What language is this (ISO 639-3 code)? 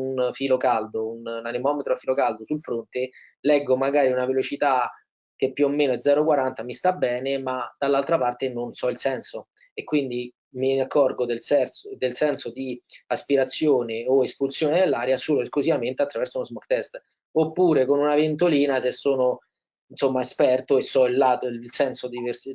ita